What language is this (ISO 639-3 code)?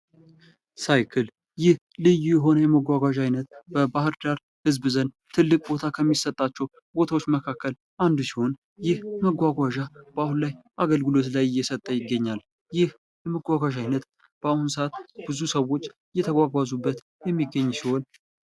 amh